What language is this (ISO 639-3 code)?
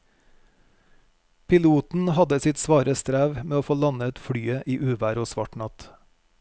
nor